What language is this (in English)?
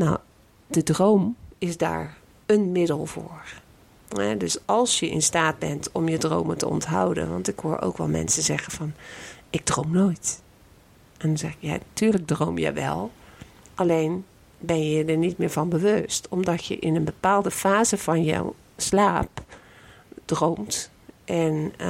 Dutch